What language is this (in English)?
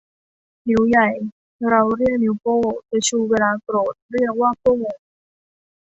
Thai